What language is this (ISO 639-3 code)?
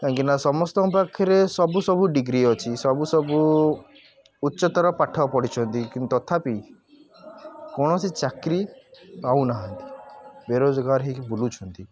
ori